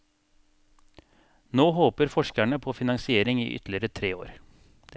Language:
Norwegian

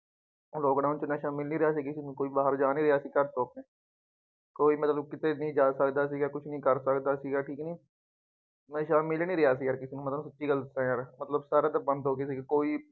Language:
Punjabi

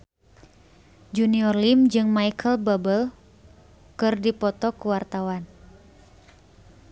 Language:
Sundanese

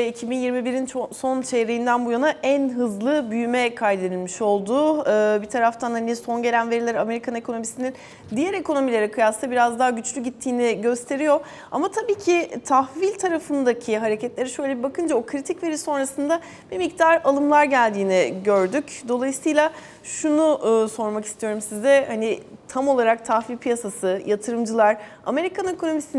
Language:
Turkish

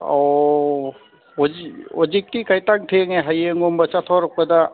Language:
Manipuri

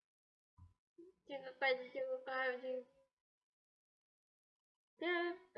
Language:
Russian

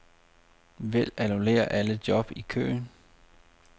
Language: Danish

